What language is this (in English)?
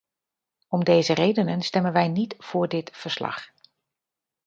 Dutch